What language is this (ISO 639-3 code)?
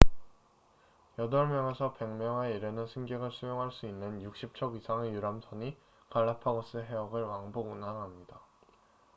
kor